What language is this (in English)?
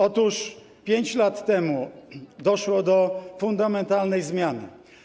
Polish